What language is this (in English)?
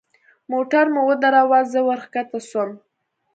Pashto